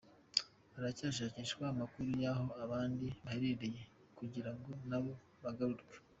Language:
Kinyarwanda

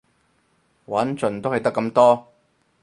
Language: Cantonese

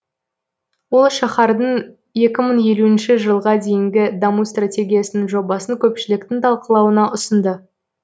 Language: Kazakh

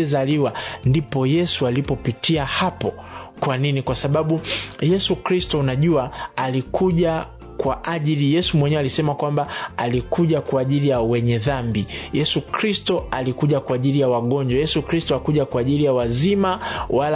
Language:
Swahili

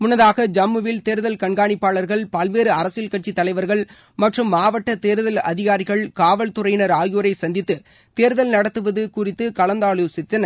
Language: Tamil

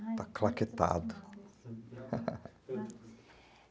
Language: Portuguese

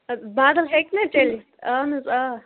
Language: Kashmiri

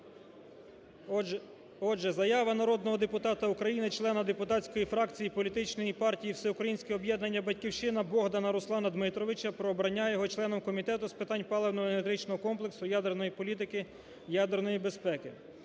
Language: Ukrainian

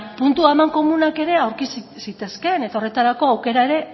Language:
Basque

